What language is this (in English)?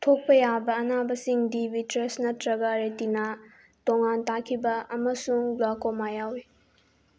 Manipuri